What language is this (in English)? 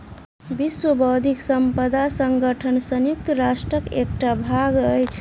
Maithili